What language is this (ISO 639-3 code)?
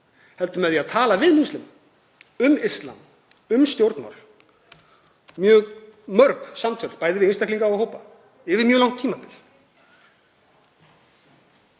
isl